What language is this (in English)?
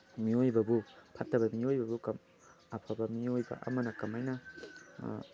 Manipuri